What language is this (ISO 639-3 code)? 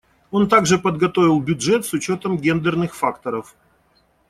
rus